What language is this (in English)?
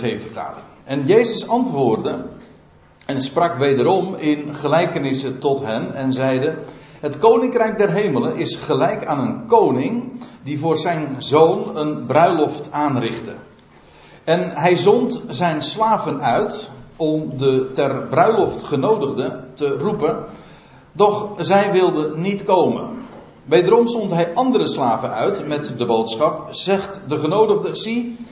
Dutch